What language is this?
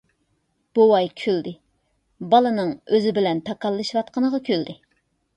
Uyghur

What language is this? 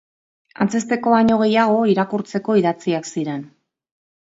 Basque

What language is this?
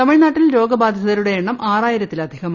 Malayalam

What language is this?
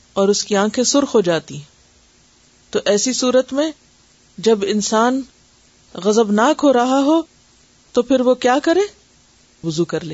Urdu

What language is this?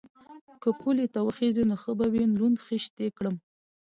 Pashto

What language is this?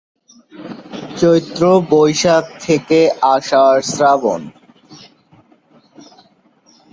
Bangla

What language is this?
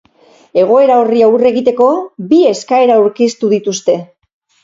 Basque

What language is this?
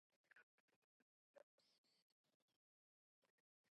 Chinese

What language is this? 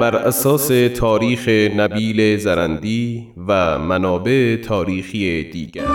Persian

